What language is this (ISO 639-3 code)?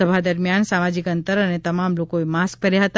guj